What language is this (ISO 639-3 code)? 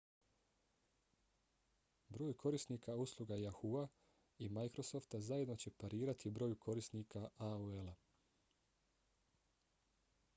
bos